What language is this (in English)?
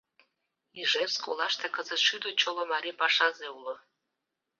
Mari